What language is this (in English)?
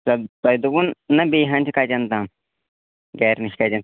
Kashmiri